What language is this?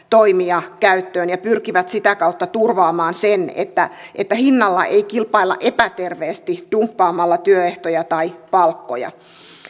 Finnish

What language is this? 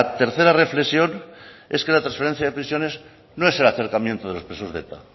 Spanish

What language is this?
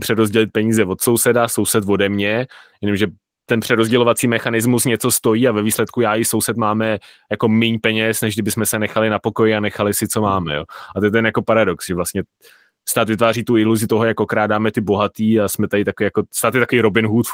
Czech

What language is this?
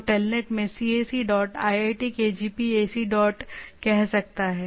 Hindi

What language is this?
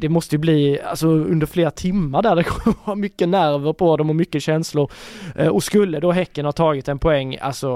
Swedish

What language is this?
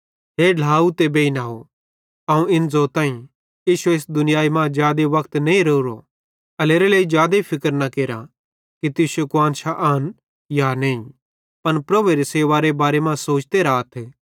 Bhadrawahi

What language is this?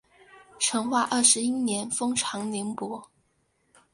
Chinese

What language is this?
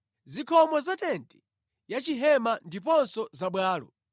Nyanja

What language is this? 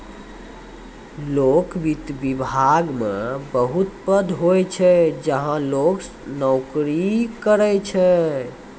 Maithili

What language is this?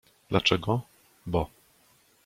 Polish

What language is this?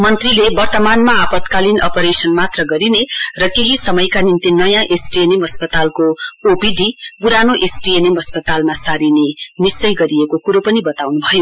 Nepali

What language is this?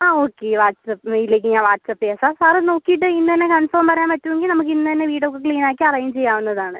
Malayalam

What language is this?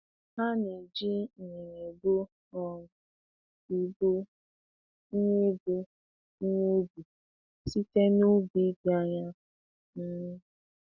Igbo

